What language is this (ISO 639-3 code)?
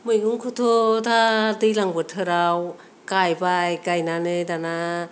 brx